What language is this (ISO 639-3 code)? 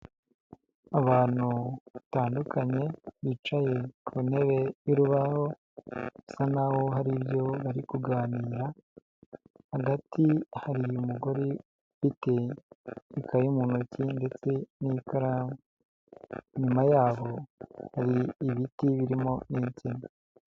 kin